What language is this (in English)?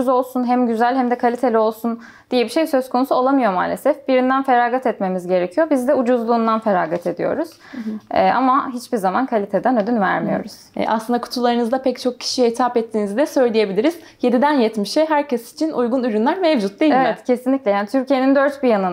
Turkish